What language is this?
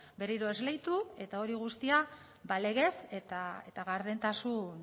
Basque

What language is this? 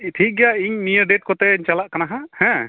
Santali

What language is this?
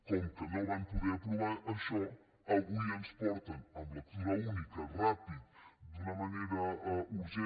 Catalan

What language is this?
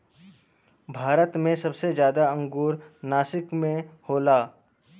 Bhojpuri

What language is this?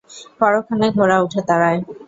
Bangla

